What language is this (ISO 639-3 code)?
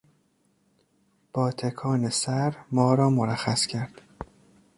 fas